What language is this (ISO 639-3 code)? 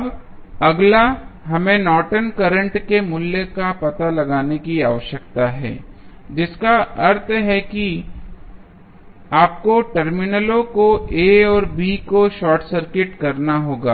hin